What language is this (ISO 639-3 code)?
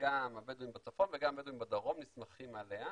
heb